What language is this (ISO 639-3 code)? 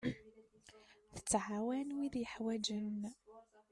kab